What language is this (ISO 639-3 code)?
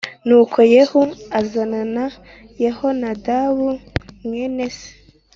kin